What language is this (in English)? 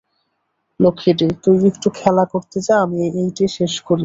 Bangla